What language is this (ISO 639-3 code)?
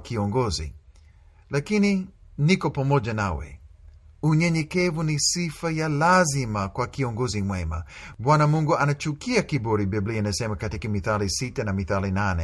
swa